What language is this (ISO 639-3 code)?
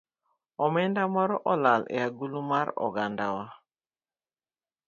luo